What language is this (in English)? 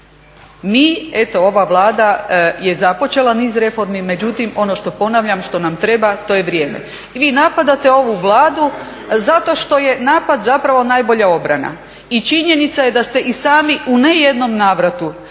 Croatian